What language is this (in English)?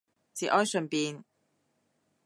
Cantonese